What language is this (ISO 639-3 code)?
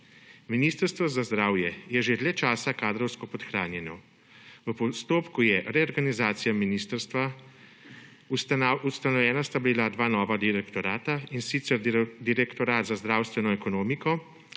slv